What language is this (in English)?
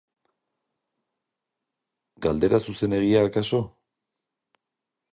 Basque